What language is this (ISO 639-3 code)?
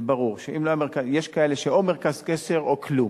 heb